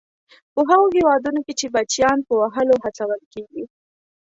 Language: Pashto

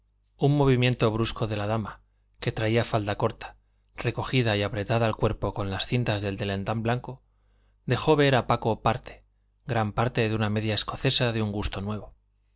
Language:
Spanish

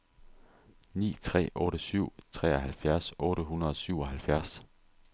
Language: Danish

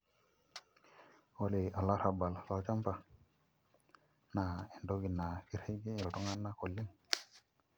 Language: Masai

